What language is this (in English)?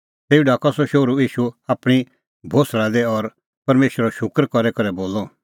Kullu Pahari